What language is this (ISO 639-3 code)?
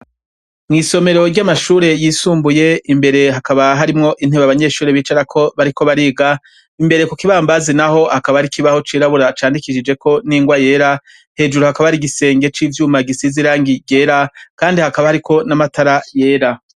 run